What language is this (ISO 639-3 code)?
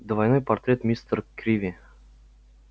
rus